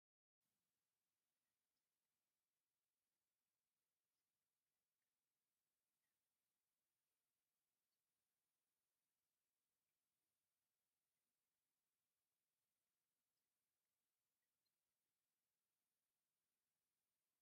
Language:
Tigrinya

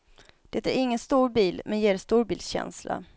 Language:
Swedish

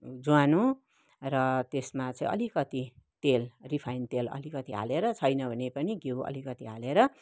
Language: Nepali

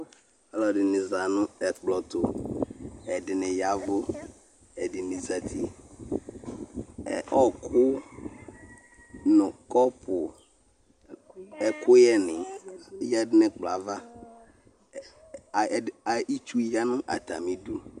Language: Ikposo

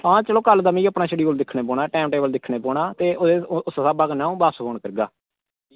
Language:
Dogri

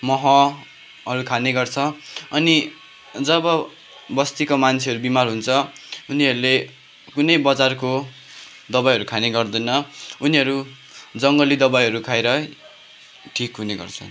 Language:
Nepali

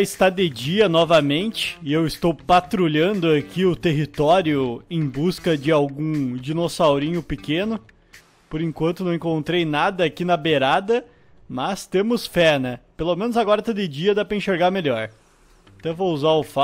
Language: Portuguese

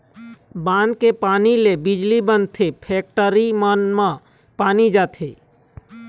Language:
Chhattisgarhi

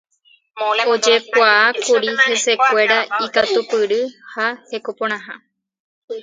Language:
Guarani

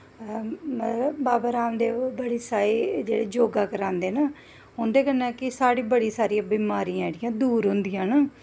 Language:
Dogri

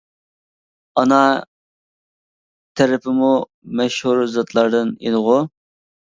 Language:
Uyghur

